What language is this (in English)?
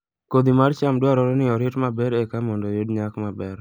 Luo (Kenya and Tanzania)